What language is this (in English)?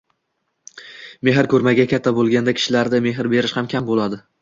Uzbek